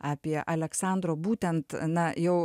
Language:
Lithuanian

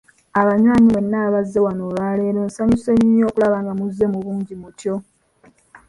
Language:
Ganda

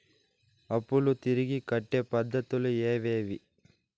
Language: Telugu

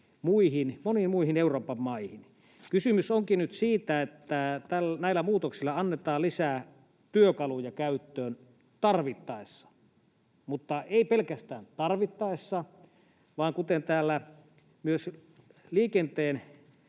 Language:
Finnish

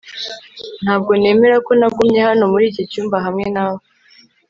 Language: Kinyarwanda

